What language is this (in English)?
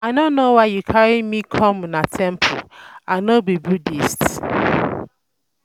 Nigerian Pidgin